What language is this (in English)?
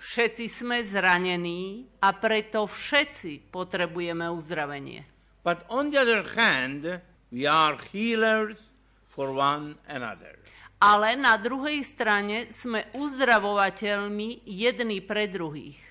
Slovak